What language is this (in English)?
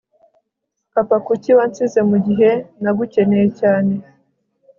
Kinyarwanda